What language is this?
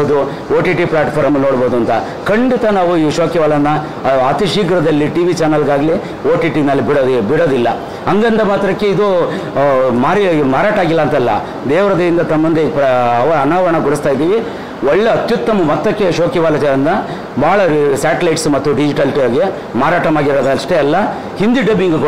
Hindi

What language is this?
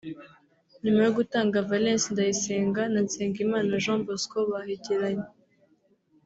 Kinyarwanda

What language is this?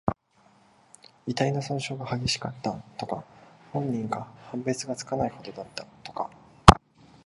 Japanese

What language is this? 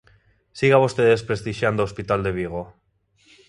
Galician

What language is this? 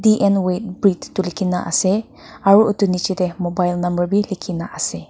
Naga Pidgin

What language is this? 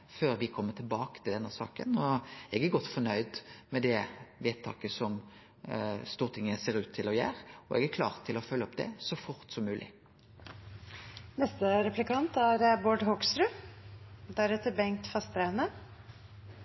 Norwegian Nynorsk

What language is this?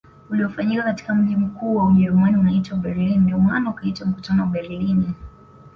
Swahili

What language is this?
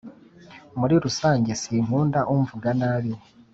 Kinyarwanda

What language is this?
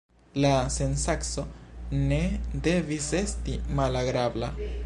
Esperanto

